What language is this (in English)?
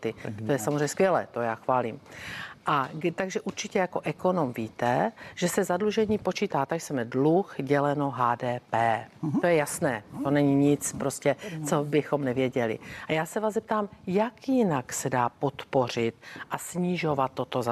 Czech